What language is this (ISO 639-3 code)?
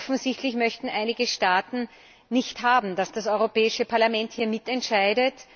deu